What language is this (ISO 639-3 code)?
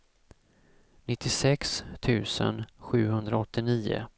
swe